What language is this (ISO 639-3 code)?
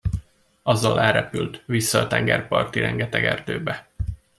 hun